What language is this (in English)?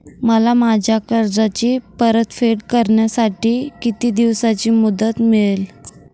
Marathi